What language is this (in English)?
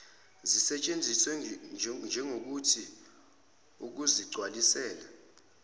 Zulu